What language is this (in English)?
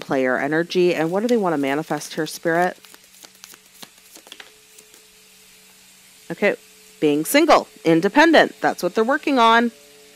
English